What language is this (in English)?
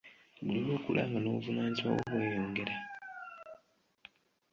Ganda